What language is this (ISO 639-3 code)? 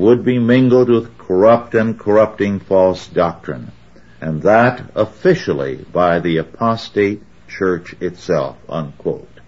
eng